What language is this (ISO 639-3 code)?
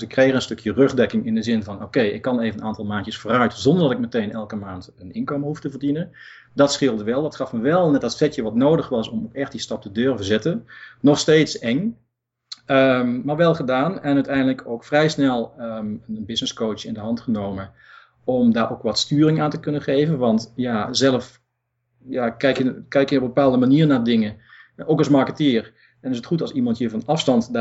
nld